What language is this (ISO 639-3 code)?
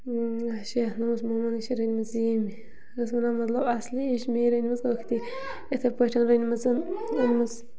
kas